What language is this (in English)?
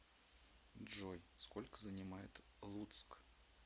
Russian